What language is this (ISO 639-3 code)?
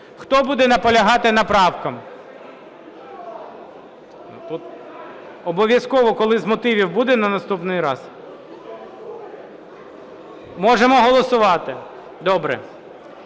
ukr